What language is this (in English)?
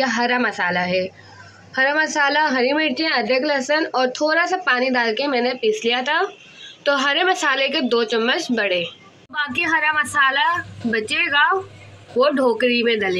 Hindi